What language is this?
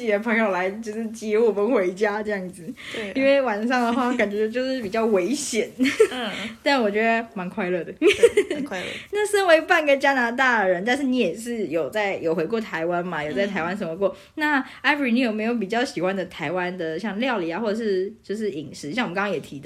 Chinese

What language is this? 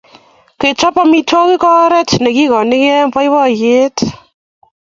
Kalenjin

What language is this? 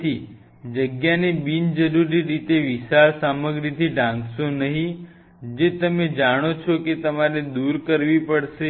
Gujarati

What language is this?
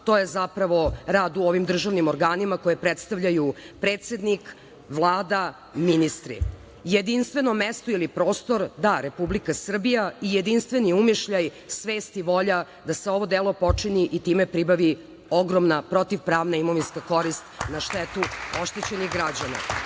Serbian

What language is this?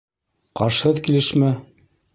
Bashkir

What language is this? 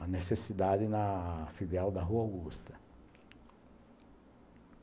Portuguese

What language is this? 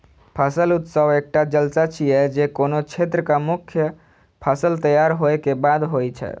Maithili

